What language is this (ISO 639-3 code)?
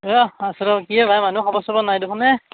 asm